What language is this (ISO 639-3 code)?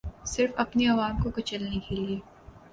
urd